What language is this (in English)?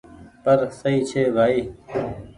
Goaria